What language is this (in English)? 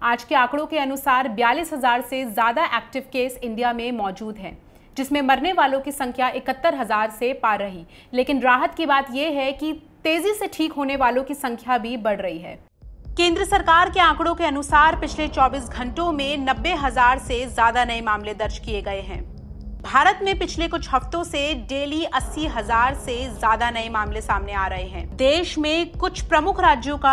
Hindi